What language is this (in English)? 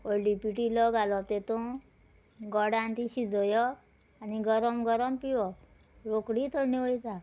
Konkani